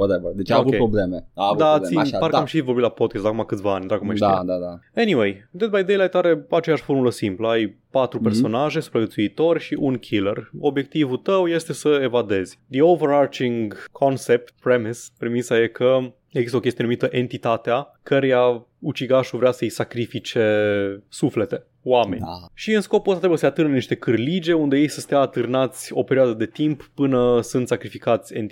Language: Romanian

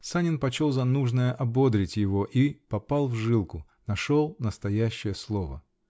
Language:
Russian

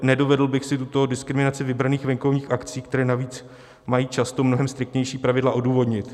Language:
Czech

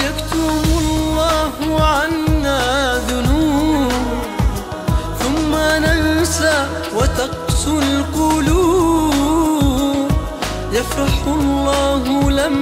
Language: Arabic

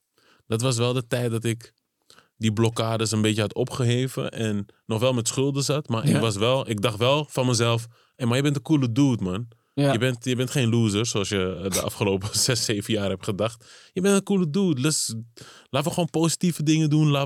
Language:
Dutch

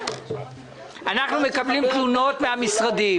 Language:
Hebrew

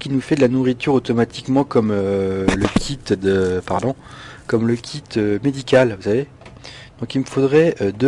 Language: French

